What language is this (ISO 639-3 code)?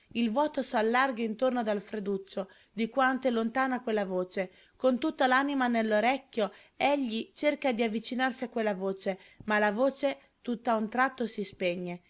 ita